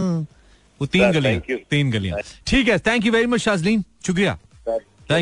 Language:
Hindi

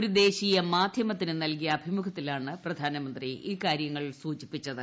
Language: Malayalam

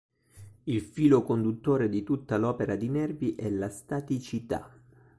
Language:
Italian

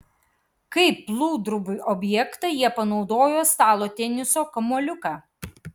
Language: Lithuanian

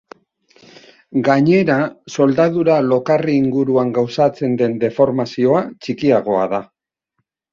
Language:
Basque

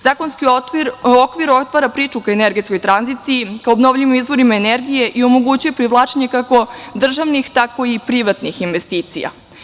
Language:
Serbian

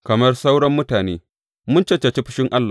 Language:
Hausa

